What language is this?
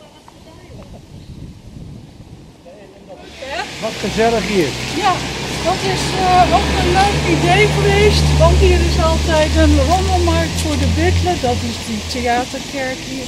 Dutch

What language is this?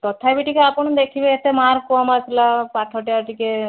Odia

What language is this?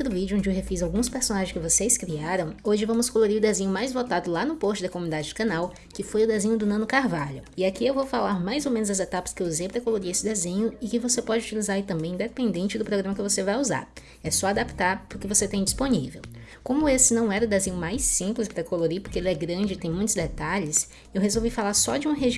Portuguese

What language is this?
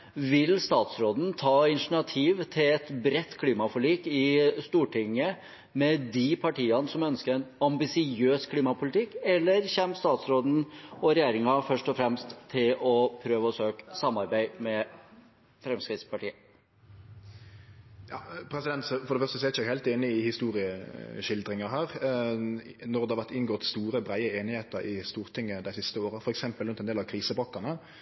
Norwegian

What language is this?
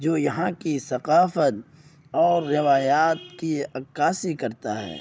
Urdu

